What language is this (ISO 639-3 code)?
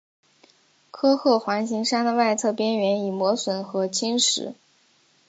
zho